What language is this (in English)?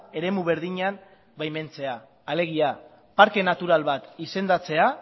Basque